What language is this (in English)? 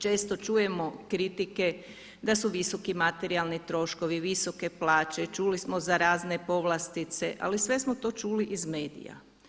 Croatian